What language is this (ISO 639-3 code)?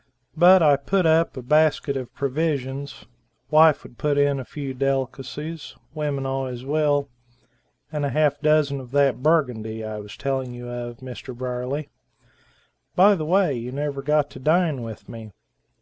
eng